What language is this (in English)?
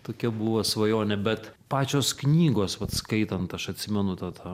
Lithuanian